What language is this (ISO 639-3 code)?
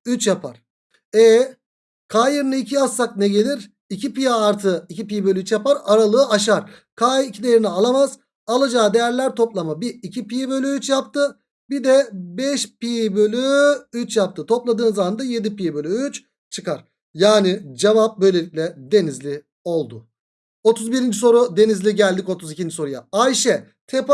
tur